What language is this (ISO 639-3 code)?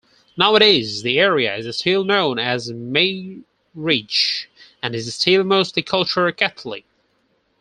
eng